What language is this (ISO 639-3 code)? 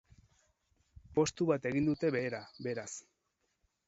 eus